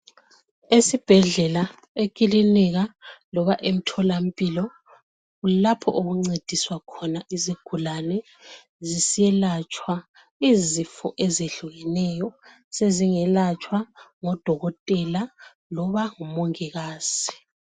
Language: North Ndebele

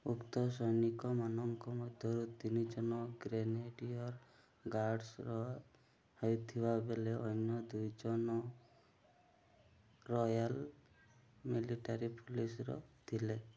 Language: Odia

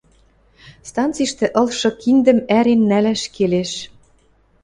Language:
Western Mari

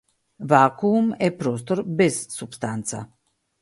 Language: Macedonian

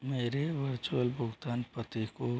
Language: Hindi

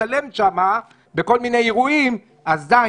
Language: Hebrew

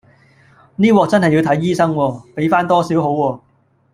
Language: Cantonese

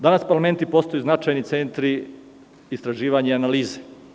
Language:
Serbian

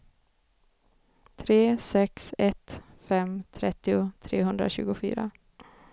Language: Swedish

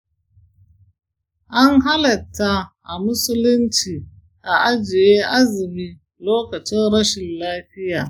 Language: Hausa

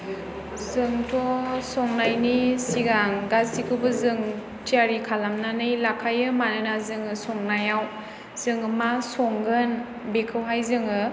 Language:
Bodo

